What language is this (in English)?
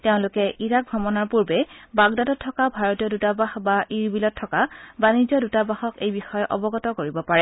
Assamese